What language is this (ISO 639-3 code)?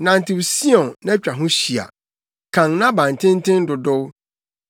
aka